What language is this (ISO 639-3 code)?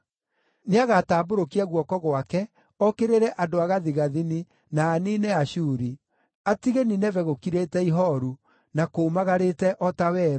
kik